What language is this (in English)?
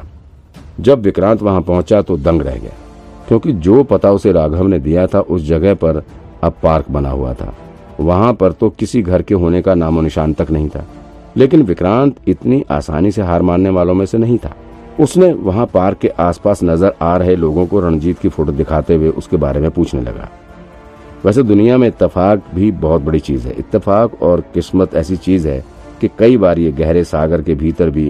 Hindi